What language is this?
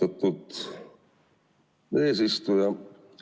Estonian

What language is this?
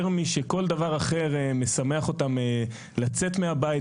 Hebrew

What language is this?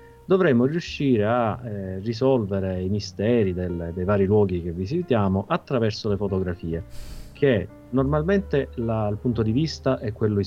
Italian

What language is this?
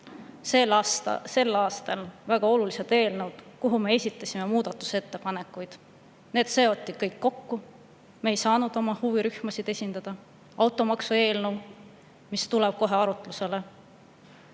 Estonian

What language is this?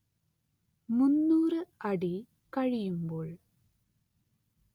Malayalam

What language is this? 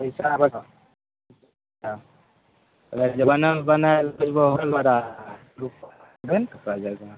Maithili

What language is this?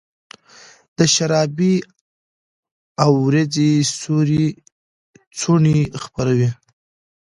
Pashto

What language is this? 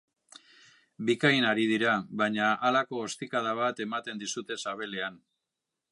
Basque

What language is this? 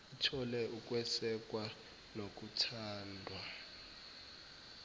Zulu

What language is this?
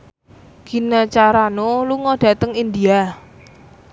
Javanese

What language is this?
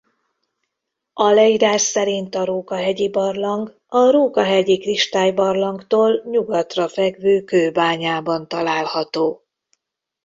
Hungarian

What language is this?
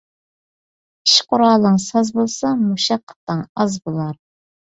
Uyghur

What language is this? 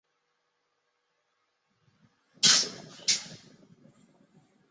Chinese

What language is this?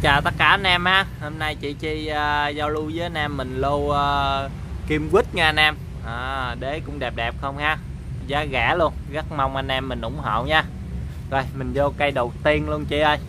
Vietnamese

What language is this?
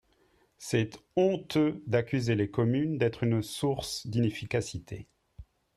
French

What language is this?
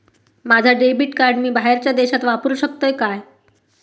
Marathi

